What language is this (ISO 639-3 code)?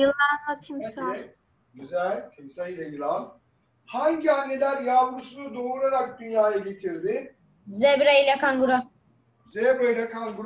tur